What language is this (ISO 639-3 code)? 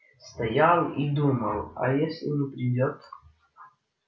rus